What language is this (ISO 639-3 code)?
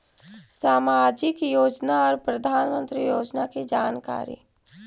mag